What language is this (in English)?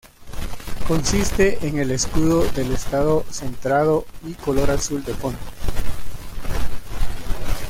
Spanish